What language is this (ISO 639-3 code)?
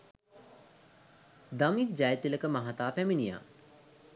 sin